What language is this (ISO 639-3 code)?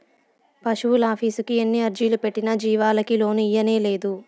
tel